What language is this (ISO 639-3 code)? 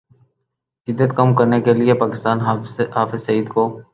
urd